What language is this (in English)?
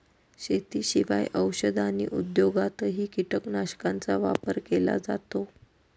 Marathi